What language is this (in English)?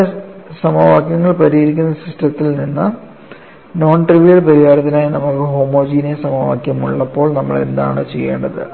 Malayalam